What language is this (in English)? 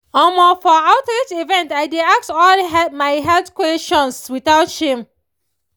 Nigerian Pidgin